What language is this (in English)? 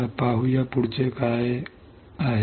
Marathi